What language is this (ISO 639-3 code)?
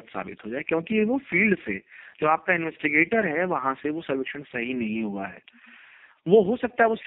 hin